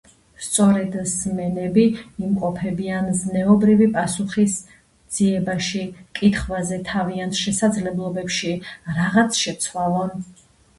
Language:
Georgian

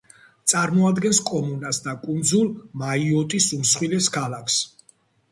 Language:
Georgian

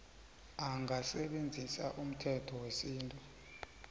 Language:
South Ndebele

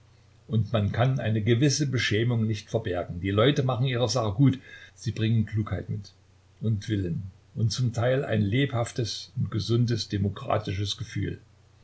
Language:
German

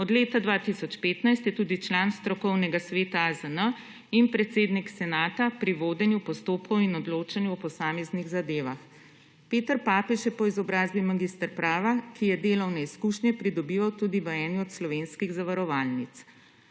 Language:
Slovenian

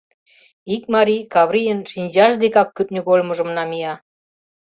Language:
Mari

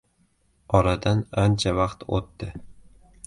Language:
Uzbek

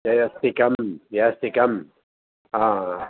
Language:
Sanskrit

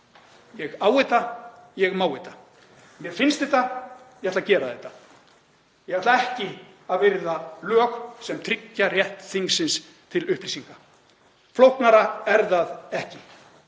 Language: Icelandic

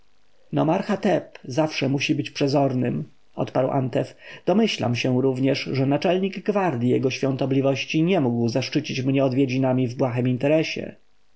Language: Polish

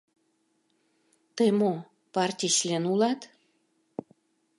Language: Mari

